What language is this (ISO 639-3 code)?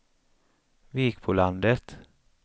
swe